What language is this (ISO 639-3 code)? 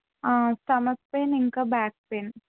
tel